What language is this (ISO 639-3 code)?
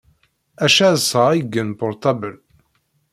kab